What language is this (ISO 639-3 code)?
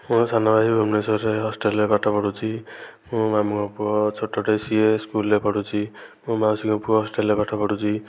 ori